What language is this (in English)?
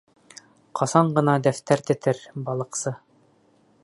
Bashkir